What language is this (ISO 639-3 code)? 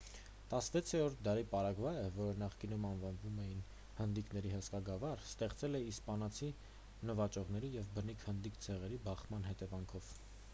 hye